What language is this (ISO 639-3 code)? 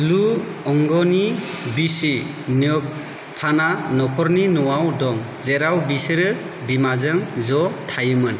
brx